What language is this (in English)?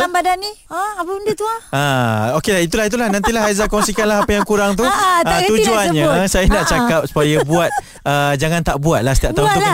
Malay